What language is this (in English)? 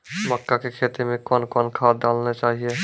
Maithili